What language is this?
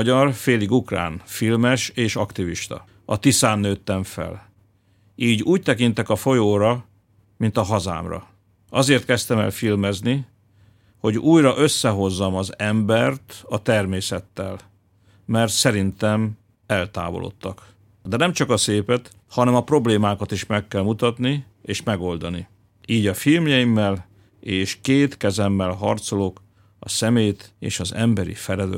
Hungarian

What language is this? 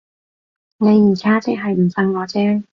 Cantonese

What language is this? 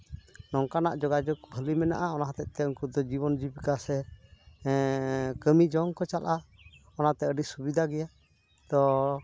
Santali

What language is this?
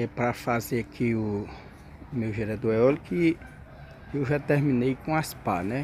Portuguese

